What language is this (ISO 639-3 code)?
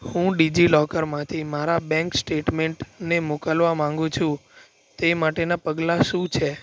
guj